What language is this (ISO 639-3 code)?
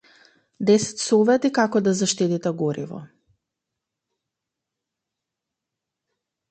mkd